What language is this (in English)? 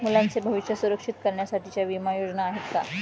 Marathi